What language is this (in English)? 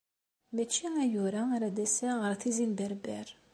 Kabyle